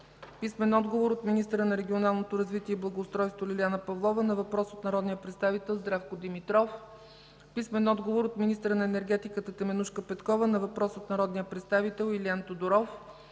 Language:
Bulgarian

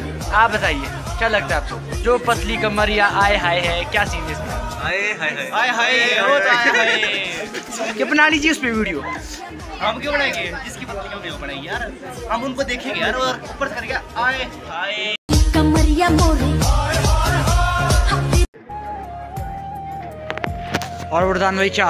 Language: Hindi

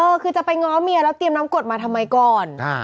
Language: Thai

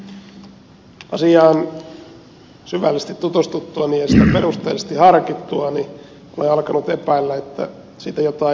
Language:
Finnish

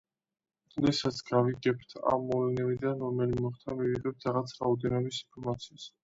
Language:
Georgian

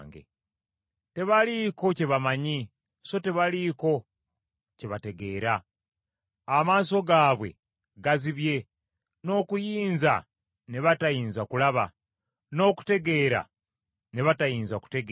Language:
Ganda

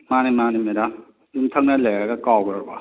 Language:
Manipuri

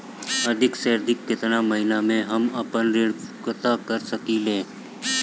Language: Bhojpuri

